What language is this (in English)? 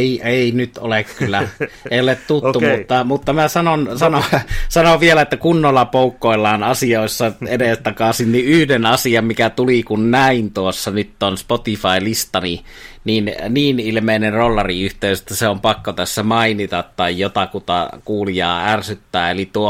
Finnish